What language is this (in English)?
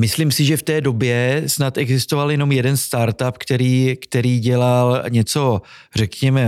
Czech